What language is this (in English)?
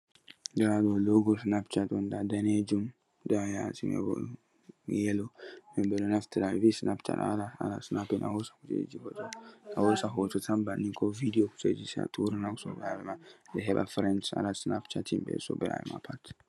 Fula